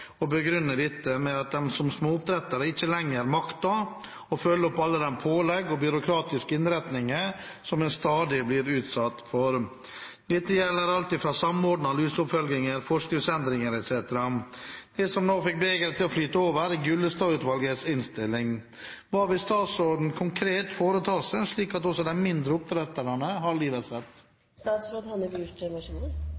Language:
Norwegian Bokmål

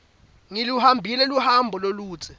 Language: Swati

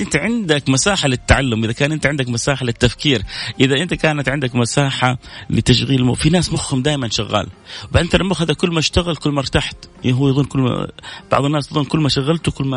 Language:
Arabic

